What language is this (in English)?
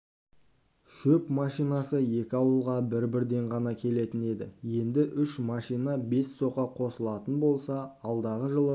Kazakh